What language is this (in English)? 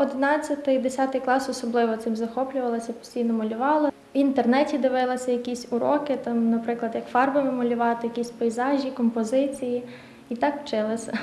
Ukrainian